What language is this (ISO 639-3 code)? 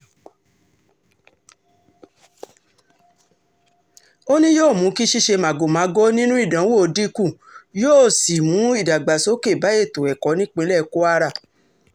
yor